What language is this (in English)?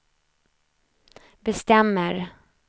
Swedish